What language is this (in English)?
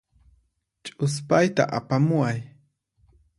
Puno Quechua